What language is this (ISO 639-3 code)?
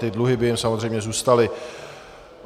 ces